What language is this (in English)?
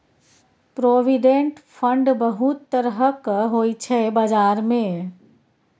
Maithili